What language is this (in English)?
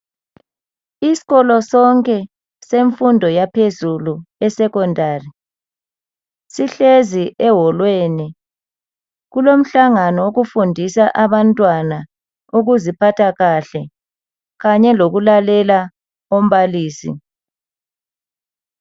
North Ndebele